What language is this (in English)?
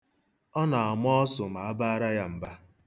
Igbo